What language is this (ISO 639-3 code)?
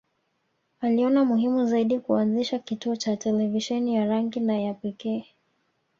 swa